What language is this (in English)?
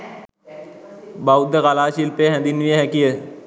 Sinhala